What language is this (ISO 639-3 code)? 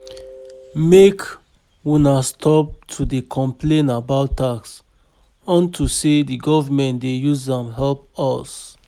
pcm